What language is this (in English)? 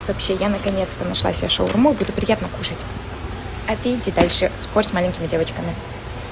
Russian